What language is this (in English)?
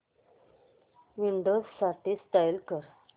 Marathi